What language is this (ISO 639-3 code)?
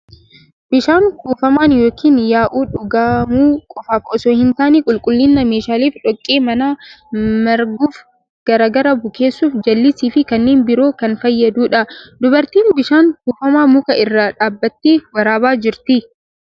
orm